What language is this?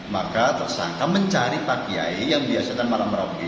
Indonesian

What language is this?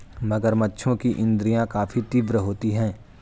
Hindi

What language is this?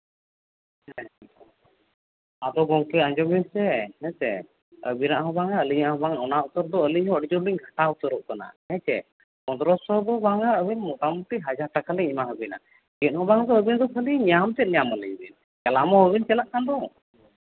Santali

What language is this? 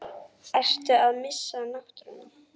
Icelandic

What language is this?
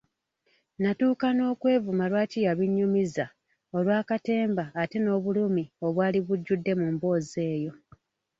Ganda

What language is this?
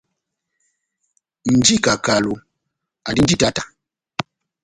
Batanga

